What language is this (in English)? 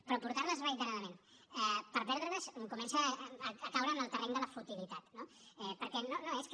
Catalan